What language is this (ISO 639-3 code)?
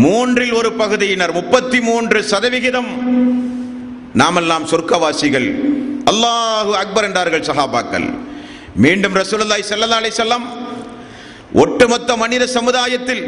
tam